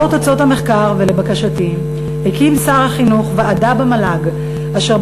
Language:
Hebrew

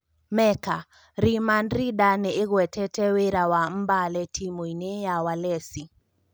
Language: Kikuyu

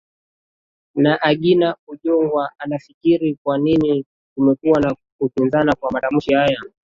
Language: Swahili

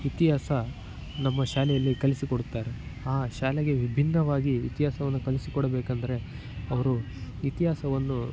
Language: Kannada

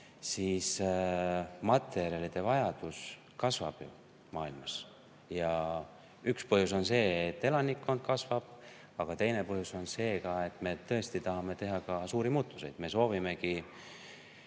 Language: Estonian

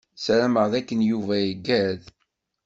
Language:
Kabyle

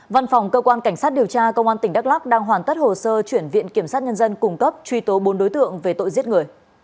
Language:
Vietnamese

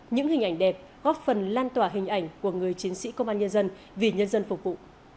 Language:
Vietnamese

